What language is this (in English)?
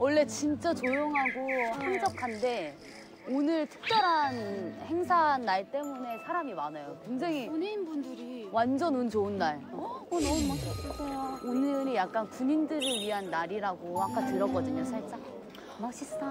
Korean